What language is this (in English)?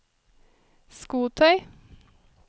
Norwegian